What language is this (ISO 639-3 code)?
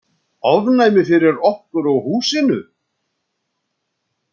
isl